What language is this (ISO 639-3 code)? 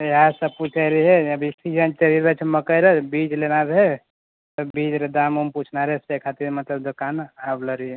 mai